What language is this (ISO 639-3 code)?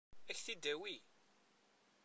kab